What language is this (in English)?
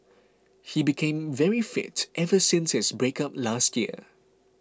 English